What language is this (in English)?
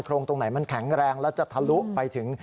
Thai